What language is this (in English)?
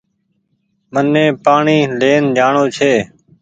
Goaria